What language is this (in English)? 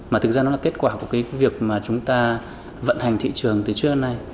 Vietnamese